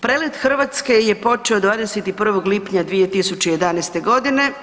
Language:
Croatian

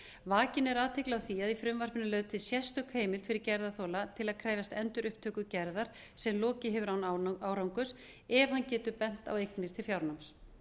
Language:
Icelandic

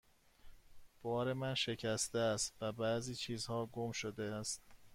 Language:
Persian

